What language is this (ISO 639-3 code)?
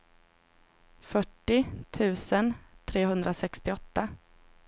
swe